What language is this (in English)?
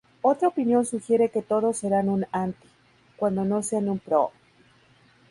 Spanish